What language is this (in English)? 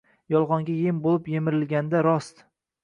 Uzbek